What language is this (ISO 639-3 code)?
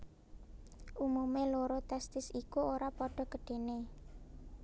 jav